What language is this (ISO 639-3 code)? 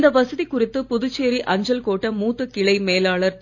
tam